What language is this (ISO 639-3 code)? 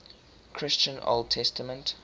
eng